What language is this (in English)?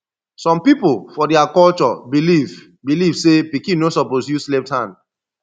Nigerian Pidgin